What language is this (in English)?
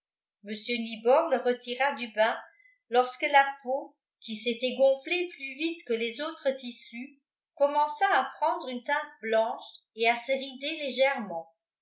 French